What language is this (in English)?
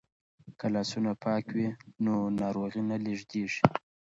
Pashto